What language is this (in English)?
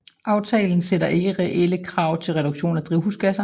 Danish